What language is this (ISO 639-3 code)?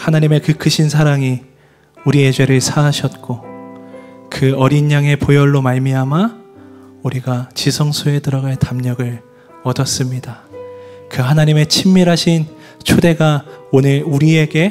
kor